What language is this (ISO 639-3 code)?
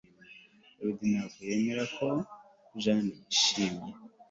kin